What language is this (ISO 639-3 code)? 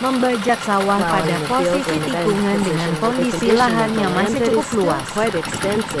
ind